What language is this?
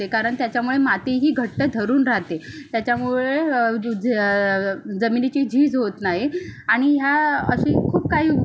Marathi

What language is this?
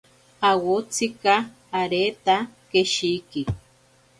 Ashéninka Perené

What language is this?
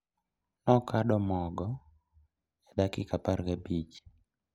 Luo (Kenya and Tanzania)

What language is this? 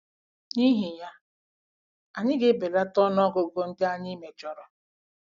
Igbo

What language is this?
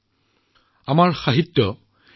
Assamese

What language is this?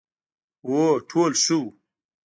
Pashto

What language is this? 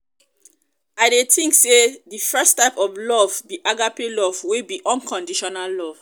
Nigerian Pidgin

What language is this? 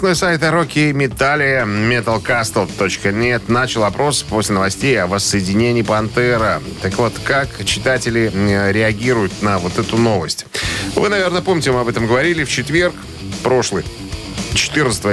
Russian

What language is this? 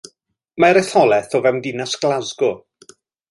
Welsh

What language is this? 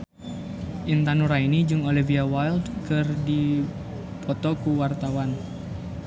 Sundanese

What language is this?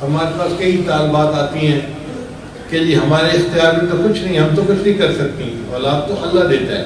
Urdu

